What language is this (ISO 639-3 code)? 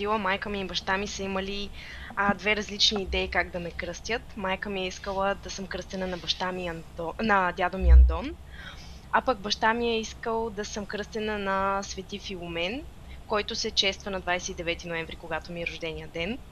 bul